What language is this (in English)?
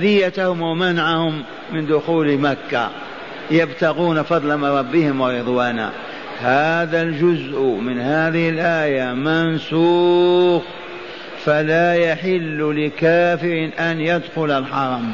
Arabic